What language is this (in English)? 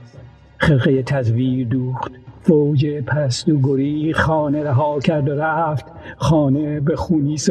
Persian